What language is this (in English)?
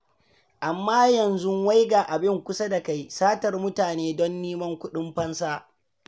Hausa